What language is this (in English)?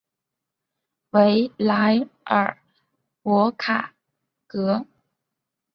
Chinese